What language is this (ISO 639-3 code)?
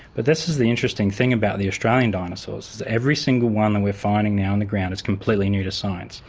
eng